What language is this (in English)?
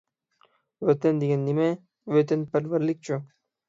Uyghur